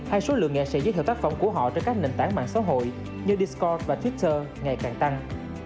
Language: Vietnamese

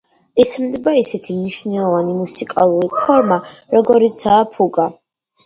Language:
Georgian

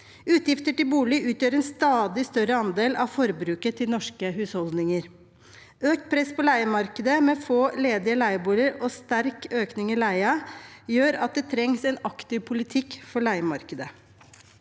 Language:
Norwegian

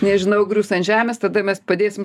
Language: Lithuanian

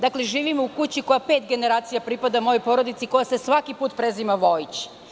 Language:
Serbian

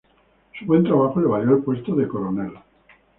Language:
Spanish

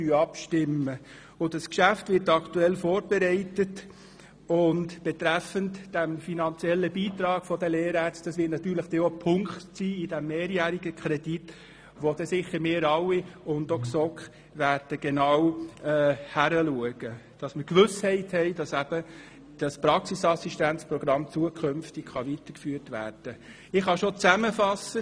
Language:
Swiss German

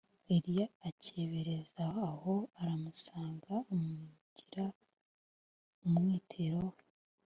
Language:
Kinyarwanda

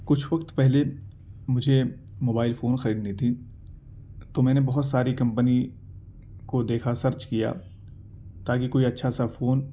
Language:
Urdu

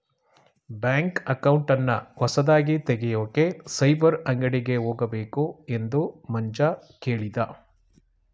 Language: Kannada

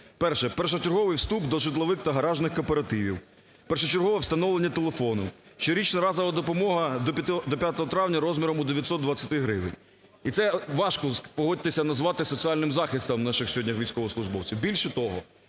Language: Ukrainian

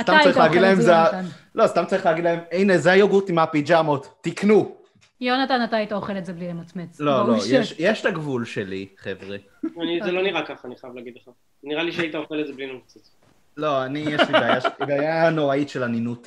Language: Hebrew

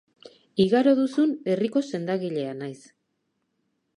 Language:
Basque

